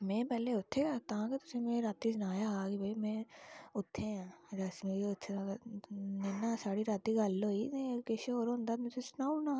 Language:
Dogri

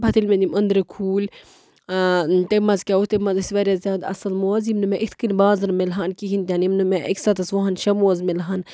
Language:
Kashmiri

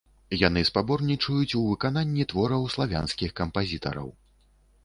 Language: Belarusian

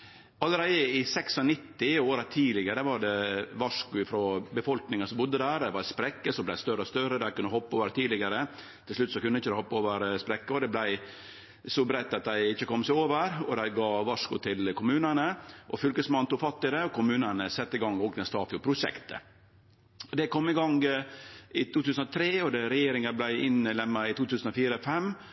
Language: Norwegian Nynorsk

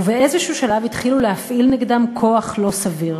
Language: Hebrew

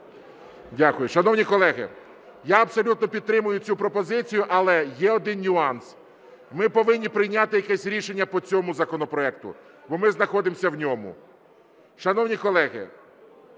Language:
Ukrainian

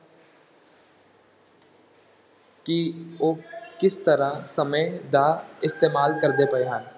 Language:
Punjabi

